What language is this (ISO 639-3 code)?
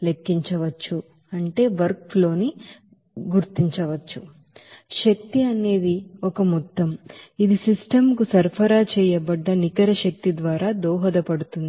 tel